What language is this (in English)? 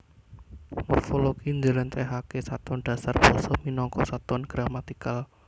Javanese